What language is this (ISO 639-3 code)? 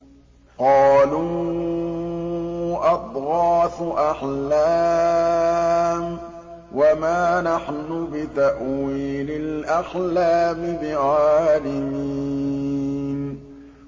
ara